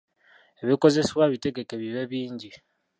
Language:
Ganda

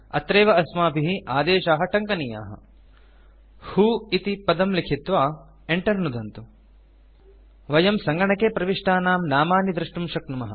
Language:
Sanskrit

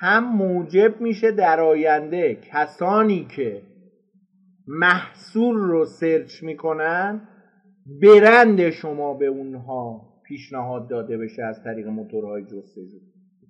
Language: Persian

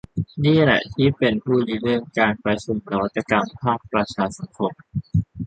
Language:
Thai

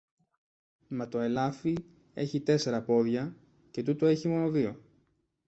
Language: Greek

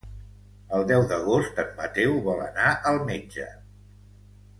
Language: Catalan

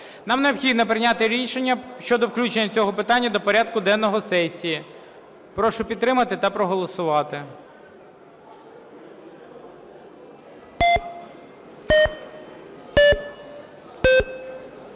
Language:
Ukrainian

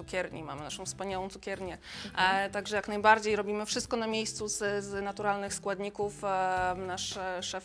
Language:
Polish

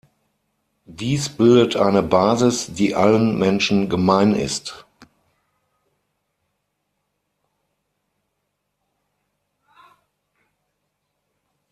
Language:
German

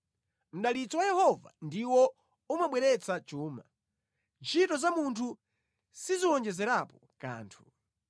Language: Nyanja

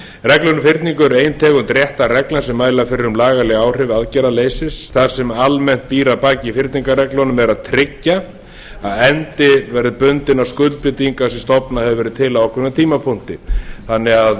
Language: Icelandic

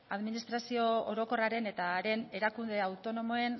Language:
Basque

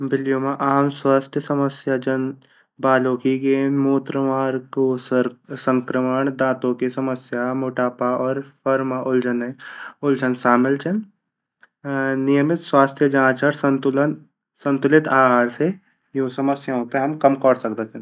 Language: Garhwali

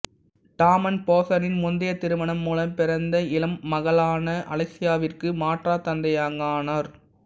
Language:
Tamil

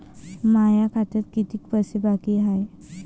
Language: Marathi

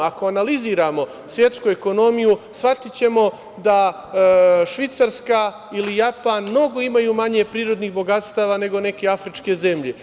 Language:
Serbian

